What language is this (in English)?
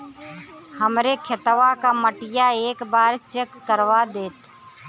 Bhojpuri